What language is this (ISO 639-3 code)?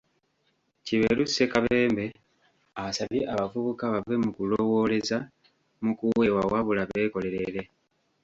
lug